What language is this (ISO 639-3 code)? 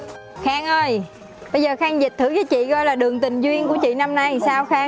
vie